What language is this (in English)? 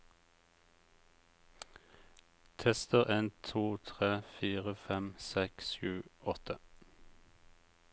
Norwegian